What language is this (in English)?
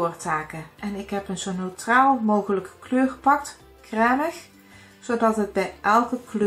Dutch